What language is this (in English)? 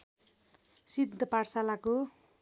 Nepali